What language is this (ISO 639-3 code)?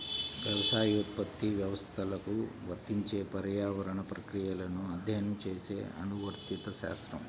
tel